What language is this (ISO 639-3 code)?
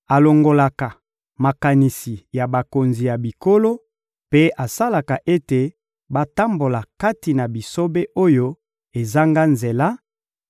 lin